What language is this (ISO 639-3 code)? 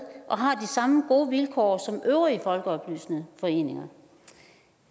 dan